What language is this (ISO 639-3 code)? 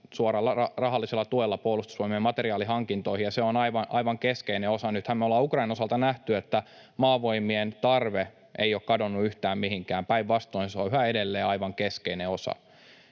fin